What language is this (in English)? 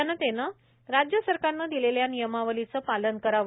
Marathi